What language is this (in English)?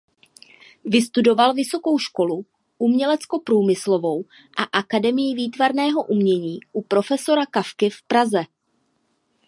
Czech